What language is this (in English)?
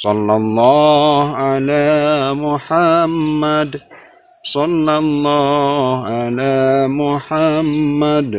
Indonesian